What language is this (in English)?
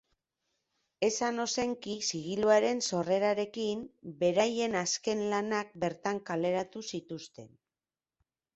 Basque